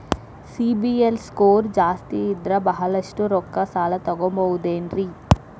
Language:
Kannada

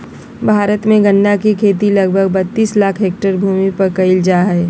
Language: Magahi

